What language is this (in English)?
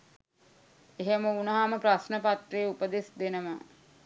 Sinhala